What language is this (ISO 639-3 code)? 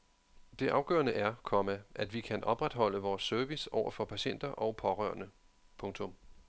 dan